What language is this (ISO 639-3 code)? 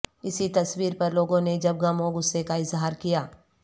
urd